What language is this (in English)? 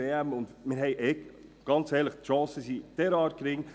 Swiss German